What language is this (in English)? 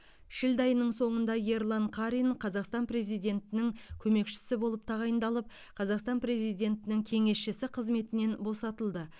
Kazakh